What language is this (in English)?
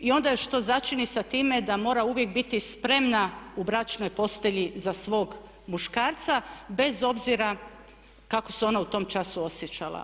Croatian